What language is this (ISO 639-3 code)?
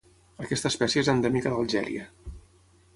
cat